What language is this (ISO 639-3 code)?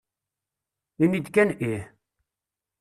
kab